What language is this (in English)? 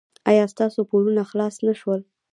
Pashto